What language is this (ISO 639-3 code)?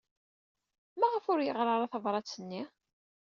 kab